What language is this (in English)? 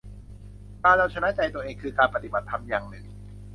Thai